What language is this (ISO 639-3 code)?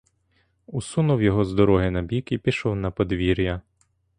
ukr